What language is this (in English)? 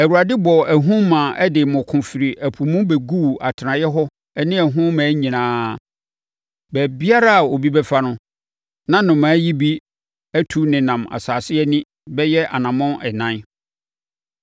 Akan